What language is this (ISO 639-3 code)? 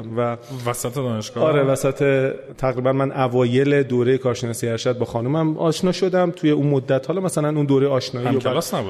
fas